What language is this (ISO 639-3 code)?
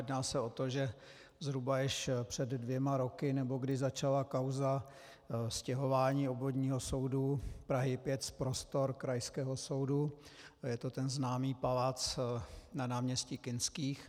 ces